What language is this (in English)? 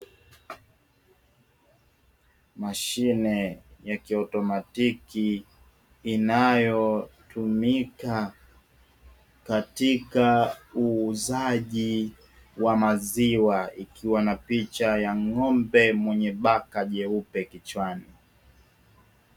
Swahili